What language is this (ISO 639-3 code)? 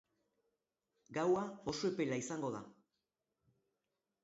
eus